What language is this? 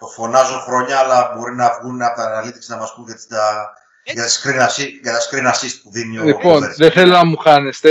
Greek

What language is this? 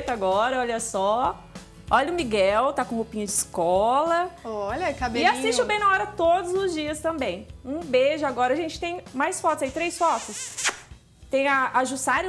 Portuguese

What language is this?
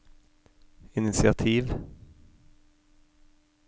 Norwegian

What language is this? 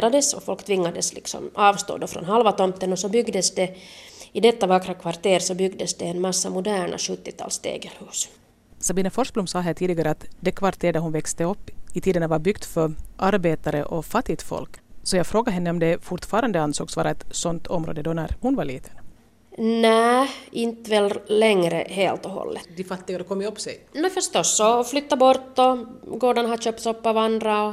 Swedish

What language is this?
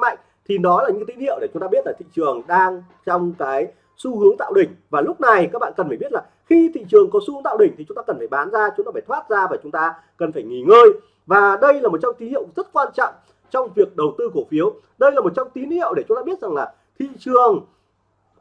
Vietnamese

